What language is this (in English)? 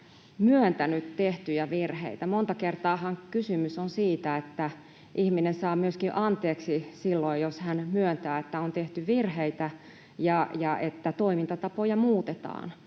Finnish